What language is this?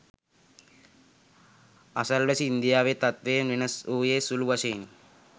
Sinhala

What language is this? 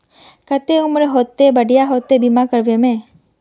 Magahi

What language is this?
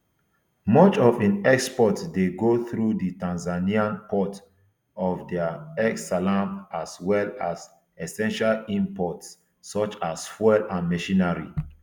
Nigerian Pidgin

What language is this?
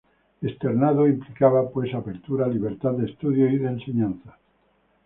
Spanish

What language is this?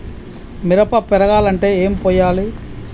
Telugu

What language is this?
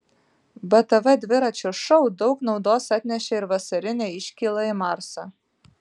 Lithuanian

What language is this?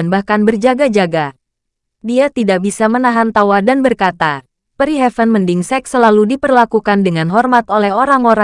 Indonesian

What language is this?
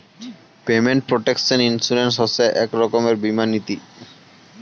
Bangla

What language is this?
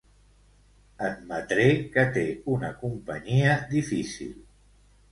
Catalan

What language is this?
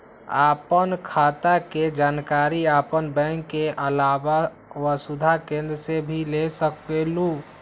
Magahi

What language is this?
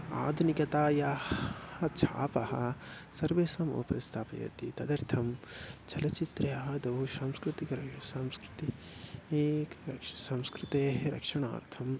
Sanskrit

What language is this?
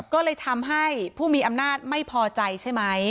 Thai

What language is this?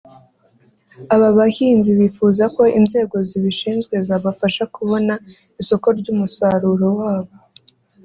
Kinyarwanda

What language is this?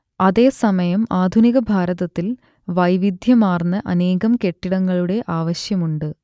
Malayalam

